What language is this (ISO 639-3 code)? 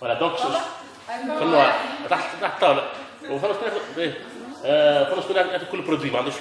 fra